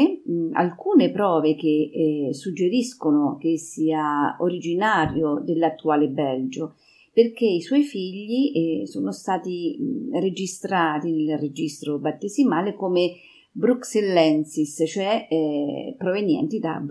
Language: Italian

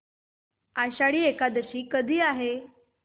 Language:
Marathi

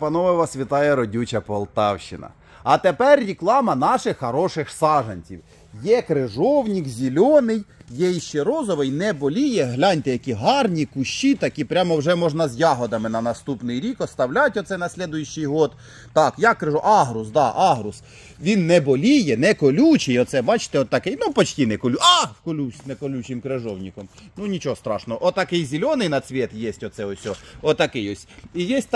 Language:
Ukrainian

